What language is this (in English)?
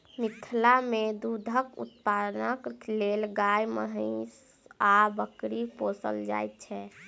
Maithili